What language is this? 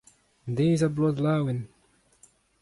Breton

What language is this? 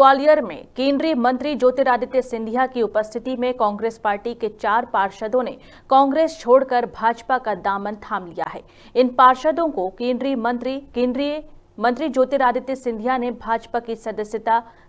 Hindi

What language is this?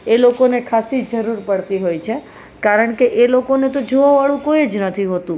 Gujarati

